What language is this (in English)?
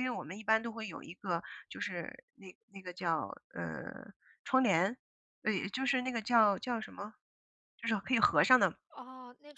Chinese